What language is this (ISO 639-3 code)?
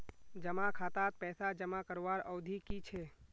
mag